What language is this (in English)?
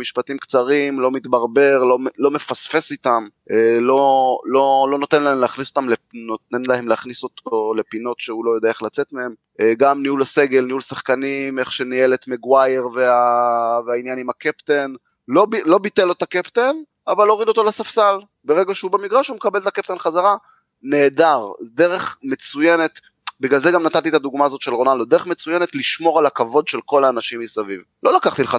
Hebrew